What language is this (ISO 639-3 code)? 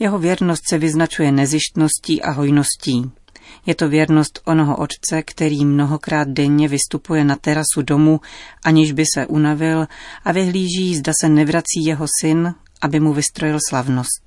ces